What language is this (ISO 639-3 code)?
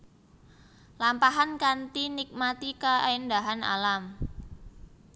jav